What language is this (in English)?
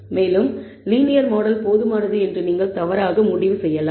Tamil